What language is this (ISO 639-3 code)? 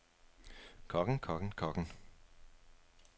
dan